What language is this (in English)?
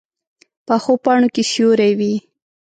Pashto